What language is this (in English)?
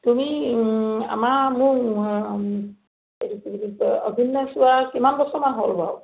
Assamese